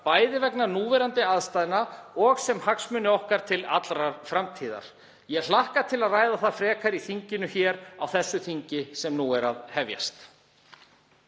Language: Icelandic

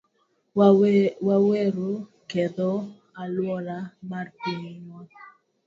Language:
Luo (Kenya and Tanzania)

